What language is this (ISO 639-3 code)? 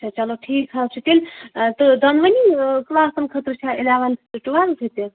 kas